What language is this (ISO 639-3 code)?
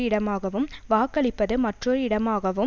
tam